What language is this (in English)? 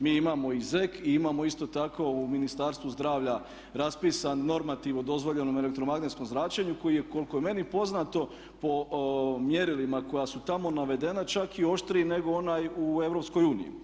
Croatian